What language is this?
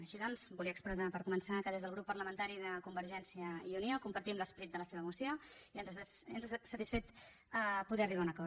Catalan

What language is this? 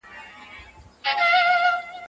Pashto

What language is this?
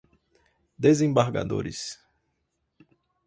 Portuguese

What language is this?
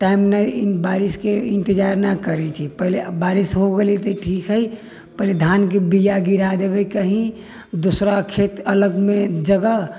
Maithili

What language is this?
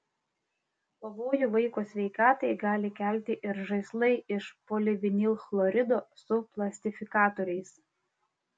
Lithuanian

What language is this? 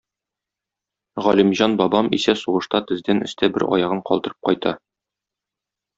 Tatar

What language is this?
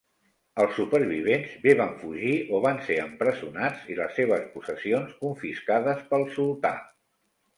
Catalan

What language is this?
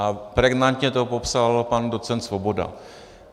Czech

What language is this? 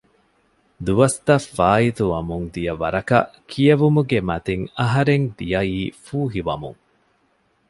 Divehi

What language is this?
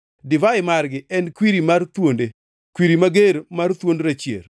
Luo (Kenya and Tanzania)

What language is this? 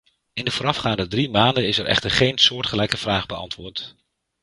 Dutch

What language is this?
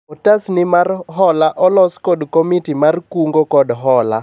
Luo (Kenya and Tanzania)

